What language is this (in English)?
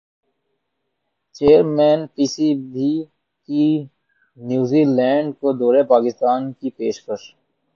Urdu